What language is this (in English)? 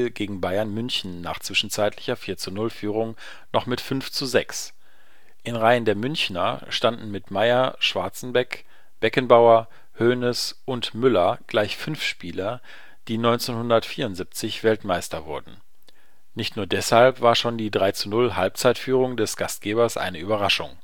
German